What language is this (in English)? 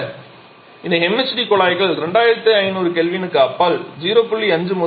Tamil